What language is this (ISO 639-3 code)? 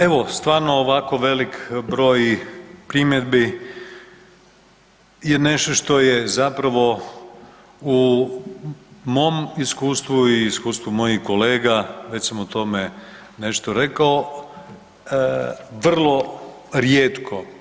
hrv